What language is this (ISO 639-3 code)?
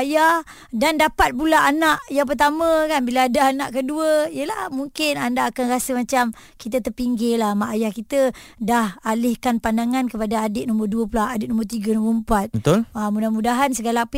msa